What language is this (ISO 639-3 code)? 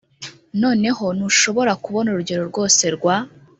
kin